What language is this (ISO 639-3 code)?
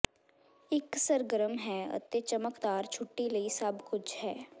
pan